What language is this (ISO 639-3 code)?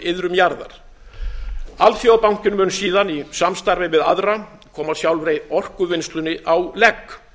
isl